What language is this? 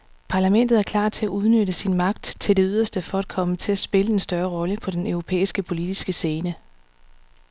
Danish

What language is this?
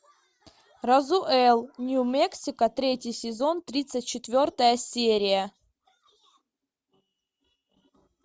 Russian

